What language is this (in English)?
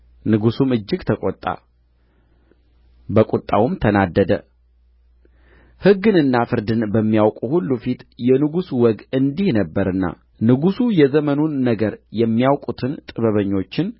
Amharic